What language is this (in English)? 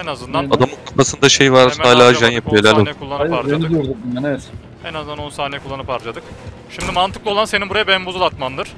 Turkish